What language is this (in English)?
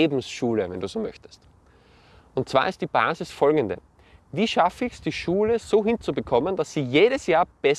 German